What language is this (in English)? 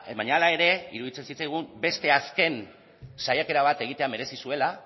Basque